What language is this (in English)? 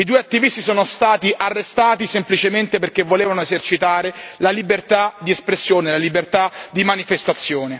Italian